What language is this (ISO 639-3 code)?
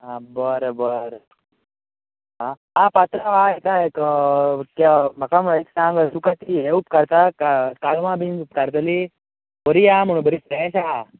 kok